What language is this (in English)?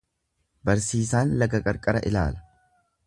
Oromo